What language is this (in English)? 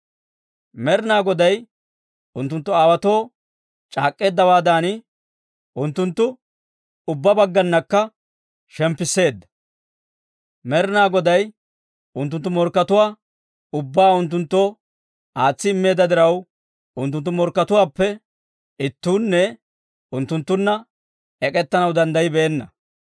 Dawro